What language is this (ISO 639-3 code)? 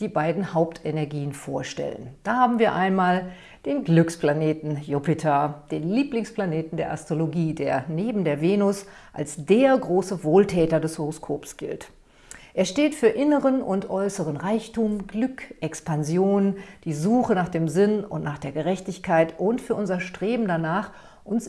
deu